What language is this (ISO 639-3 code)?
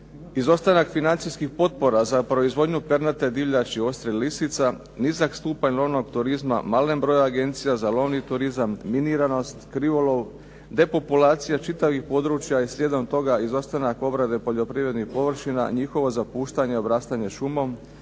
hrv